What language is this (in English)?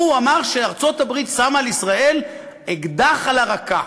Hebrew